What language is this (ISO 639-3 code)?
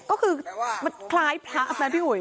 tha